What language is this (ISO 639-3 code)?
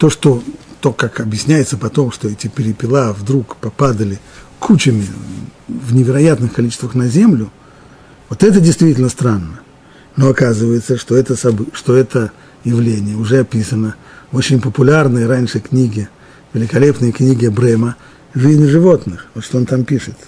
rus